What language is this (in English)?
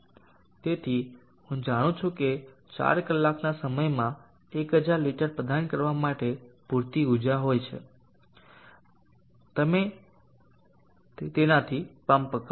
Gujarati